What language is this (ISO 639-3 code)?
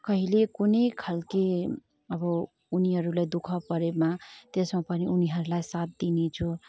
nep